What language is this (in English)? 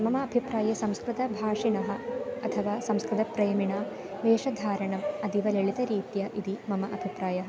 Sanskrit